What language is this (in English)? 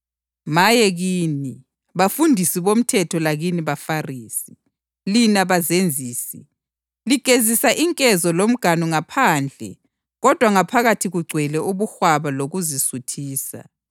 North Ndebele